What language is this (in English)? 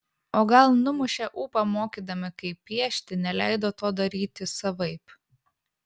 Lithuanian